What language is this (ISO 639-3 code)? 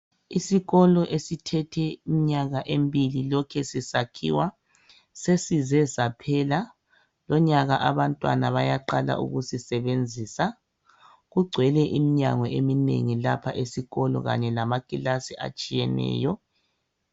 nde